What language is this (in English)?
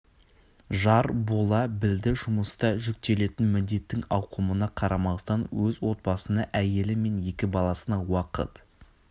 Kazakh